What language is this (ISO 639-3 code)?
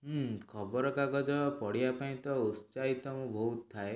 ori